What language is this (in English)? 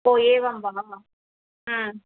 Sanskrit